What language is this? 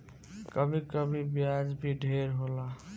Bhojpuri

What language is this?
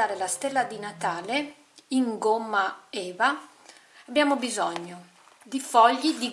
Italian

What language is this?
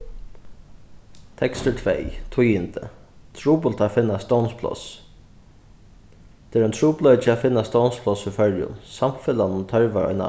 Faroese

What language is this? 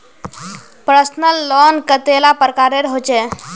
Magahi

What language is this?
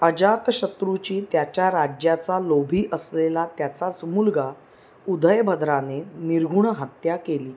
Marathi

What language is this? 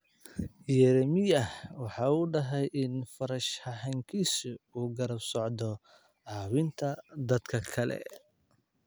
Somali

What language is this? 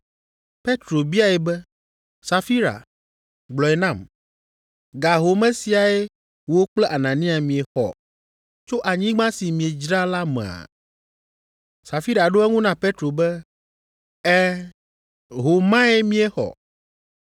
Ewe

